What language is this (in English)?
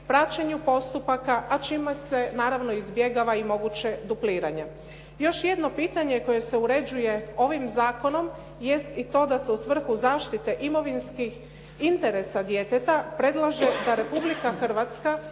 Croatian